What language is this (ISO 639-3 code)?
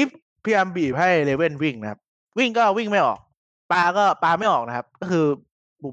tha